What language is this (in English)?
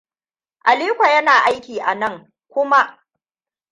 Hausa